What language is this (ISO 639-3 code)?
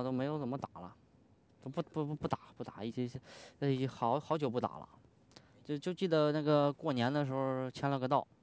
zho